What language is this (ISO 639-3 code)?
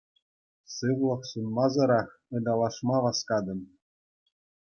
chv